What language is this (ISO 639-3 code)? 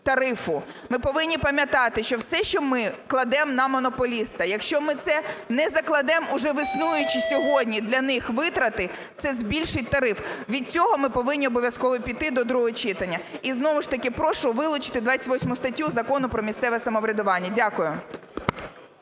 ukr